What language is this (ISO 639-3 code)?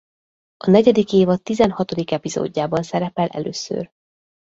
hun